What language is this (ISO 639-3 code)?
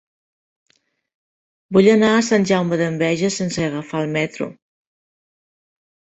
cat